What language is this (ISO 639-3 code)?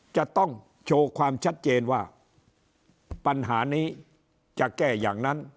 tha